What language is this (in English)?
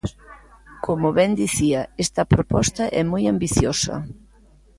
Galician